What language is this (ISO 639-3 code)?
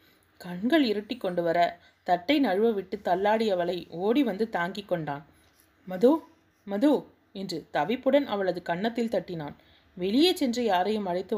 tam